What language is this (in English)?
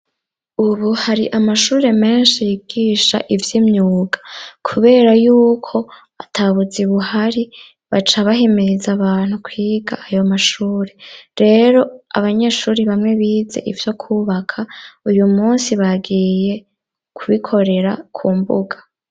Rundi